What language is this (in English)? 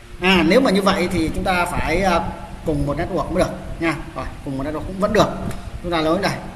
Vietnamese